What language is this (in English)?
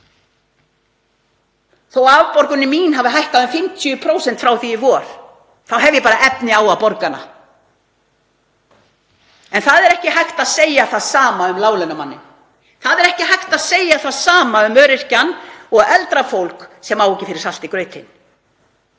Icelandic